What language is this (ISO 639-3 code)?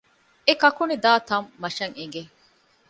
div